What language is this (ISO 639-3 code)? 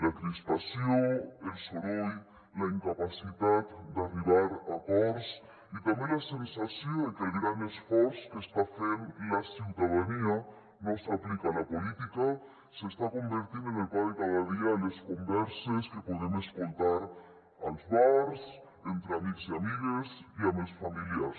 cat